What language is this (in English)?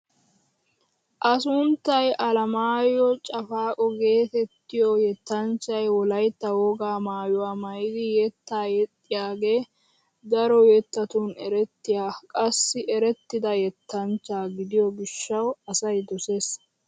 Wolaytta